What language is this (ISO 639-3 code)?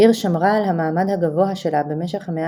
heb